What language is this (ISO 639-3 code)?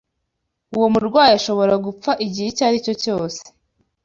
kin